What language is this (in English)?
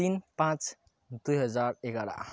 Nepali